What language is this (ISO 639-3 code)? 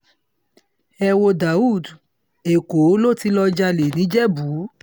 yor